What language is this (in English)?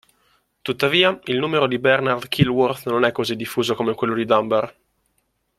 Italian